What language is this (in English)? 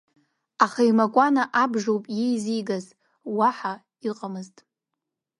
Abkhazian